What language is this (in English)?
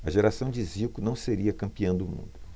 Portuguese